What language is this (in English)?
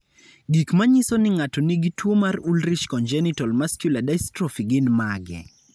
Luo (Kenya and Tanzania)